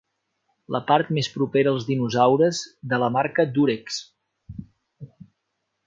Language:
Catalan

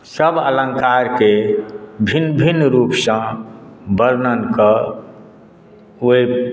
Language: Maithili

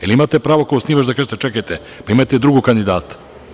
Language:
Serbian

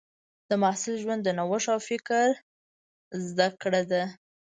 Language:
Pashto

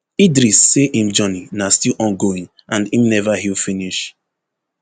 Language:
Nigerian Pidgin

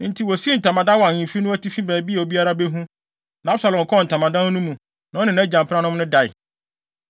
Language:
Akan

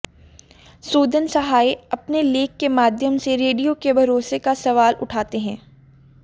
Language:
Hindi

